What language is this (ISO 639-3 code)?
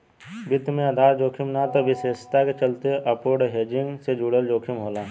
bho